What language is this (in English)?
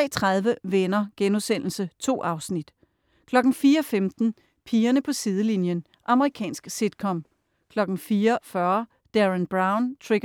Danish